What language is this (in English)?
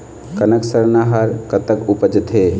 Chhattisgarhi